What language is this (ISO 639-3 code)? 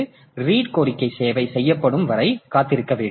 tam